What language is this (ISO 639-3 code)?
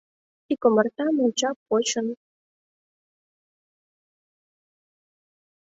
chm